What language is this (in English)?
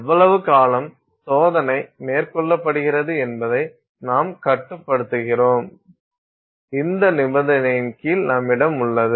Tamil